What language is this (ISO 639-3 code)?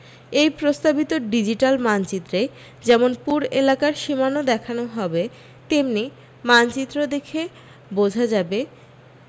ben